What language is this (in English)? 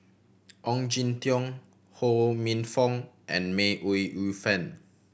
English